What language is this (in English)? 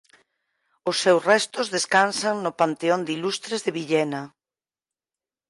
Galician